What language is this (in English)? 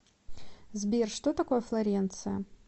Russian